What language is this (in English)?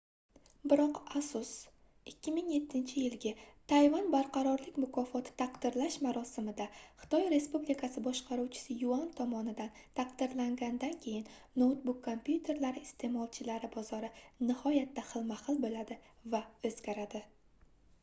Uzbek